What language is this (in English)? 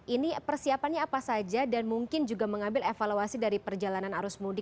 Indonesian